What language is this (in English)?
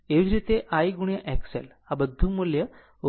Gujarati